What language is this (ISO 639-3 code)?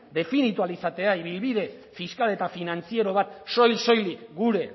eus